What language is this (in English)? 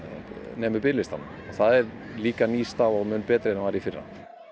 Icelandic